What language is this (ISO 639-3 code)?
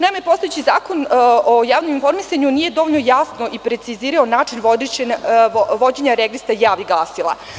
srp